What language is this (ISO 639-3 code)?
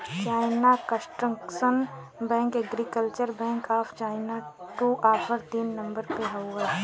bho